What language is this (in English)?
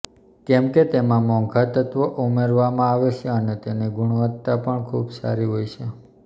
Gujarati